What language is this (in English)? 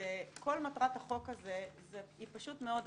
Hebrew